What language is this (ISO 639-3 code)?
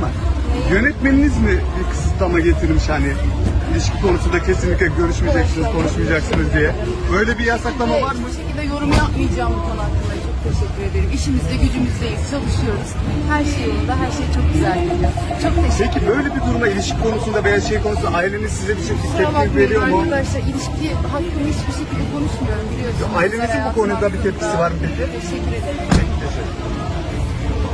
tur